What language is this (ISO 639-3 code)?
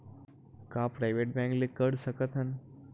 hne